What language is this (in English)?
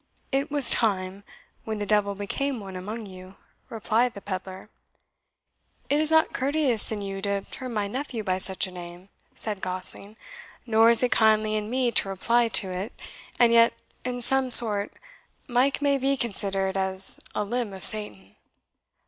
English